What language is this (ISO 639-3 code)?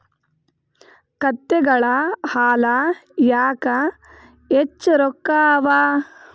kan